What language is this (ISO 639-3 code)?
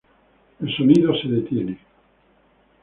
spa